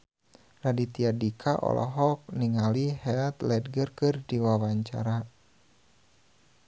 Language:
Sundanese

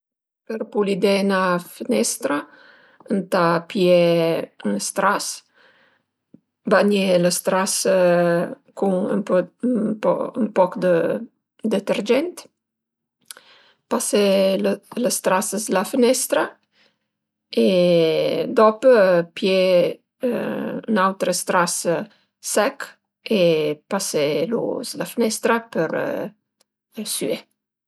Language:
Piedmontese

